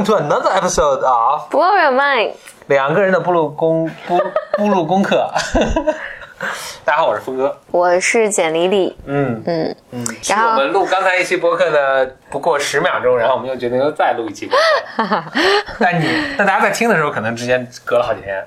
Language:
Chinese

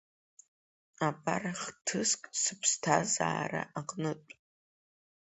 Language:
Abkhazian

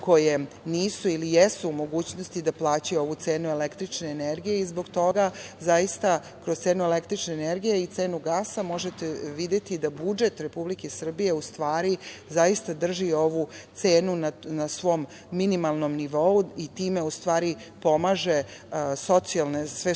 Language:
Serbian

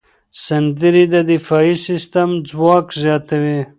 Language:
Pashto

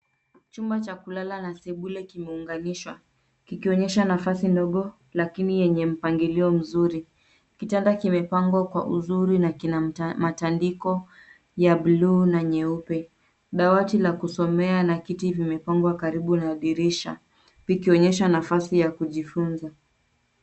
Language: Swahili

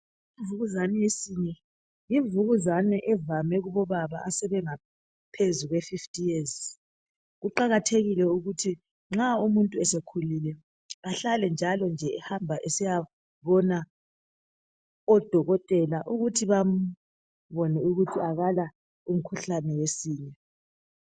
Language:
North Ndebele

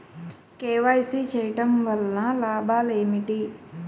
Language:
Telugu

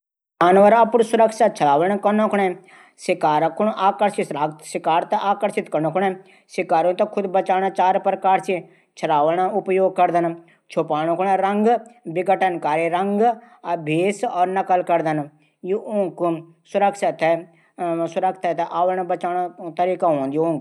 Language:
Garhwali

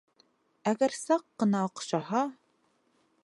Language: Bashkir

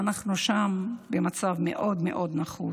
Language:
Hebrew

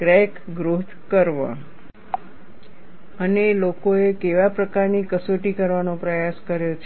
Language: Gujarati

